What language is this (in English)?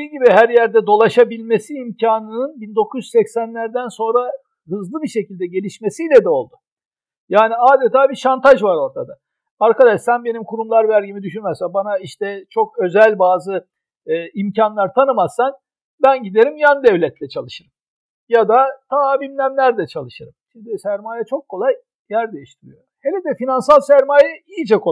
Turkish